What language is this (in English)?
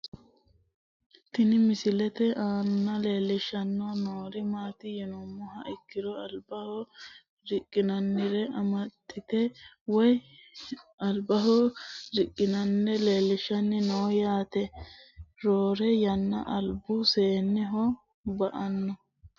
Sidamo